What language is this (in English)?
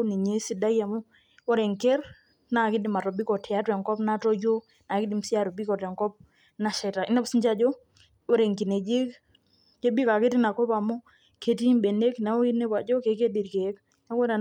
Masai